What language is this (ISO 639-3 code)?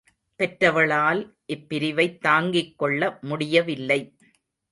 tam